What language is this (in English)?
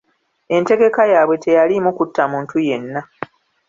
Ganda